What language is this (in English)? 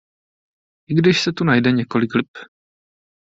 Czech